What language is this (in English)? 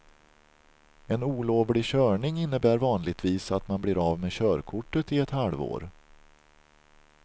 Swedish